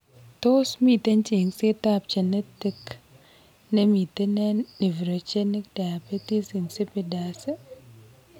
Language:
Kalenjin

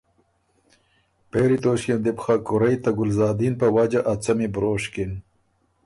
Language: Ormuri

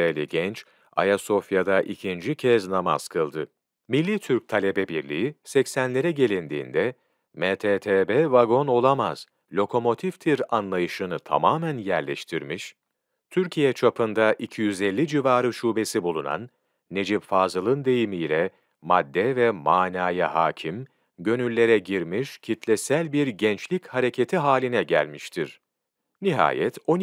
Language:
Turkish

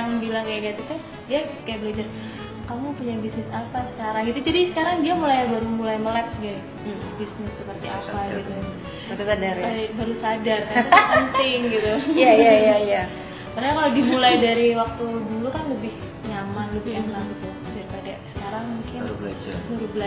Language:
Indonesian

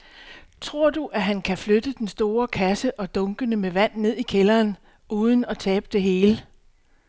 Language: Danish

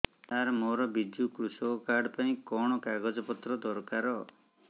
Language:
Odia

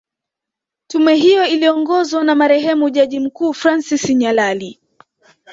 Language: Swahili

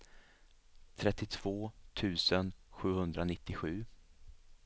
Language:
Swedish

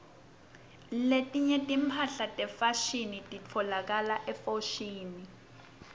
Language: Swati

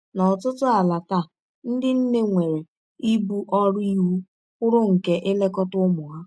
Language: Igbo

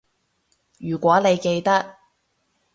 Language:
Cantonese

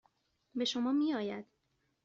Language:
Persian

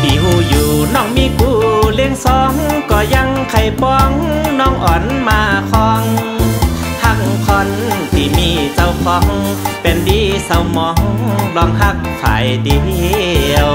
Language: Thai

